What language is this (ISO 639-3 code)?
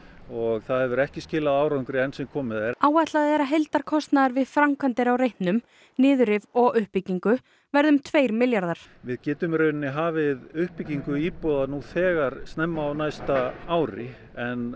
isl